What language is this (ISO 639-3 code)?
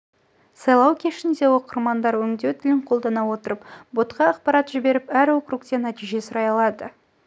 kaz